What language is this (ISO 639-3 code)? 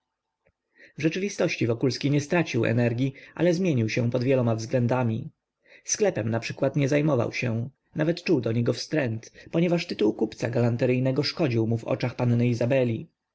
pol